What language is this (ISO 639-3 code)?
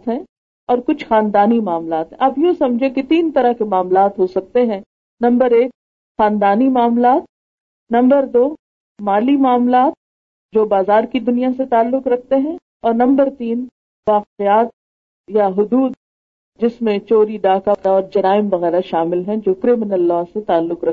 urd